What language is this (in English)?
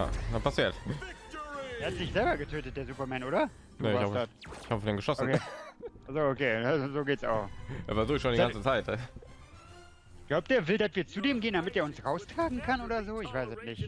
German